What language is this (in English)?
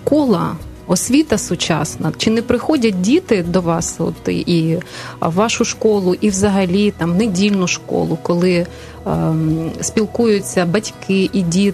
Ukrainian